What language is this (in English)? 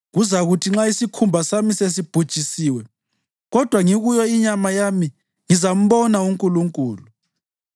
North Ndebele